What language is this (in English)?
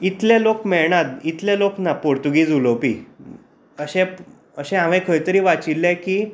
Konkani